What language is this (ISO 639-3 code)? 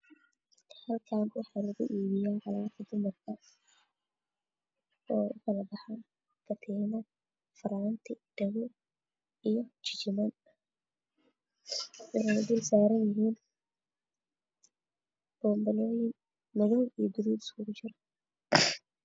som